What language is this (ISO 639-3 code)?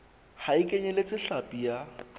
sot